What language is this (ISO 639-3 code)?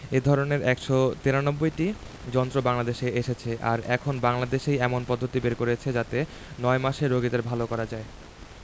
ben